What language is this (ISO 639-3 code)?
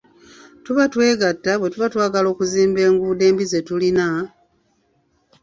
lug